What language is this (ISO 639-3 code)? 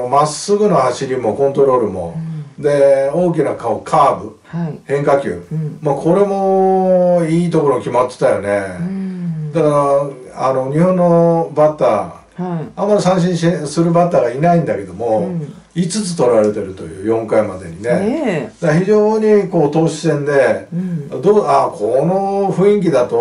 jpn